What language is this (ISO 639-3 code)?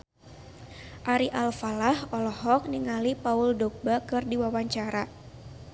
sun